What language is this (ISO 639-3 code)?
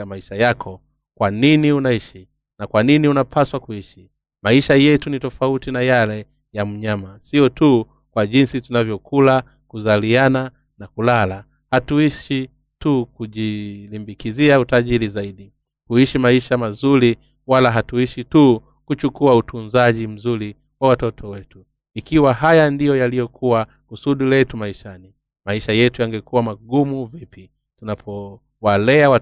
swa